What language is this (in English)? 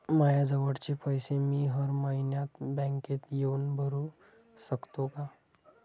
Marathi